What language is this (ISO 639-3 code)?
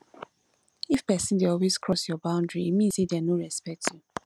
pcm